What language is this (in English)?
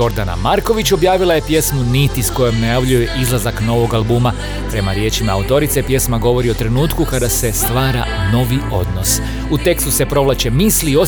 Croatian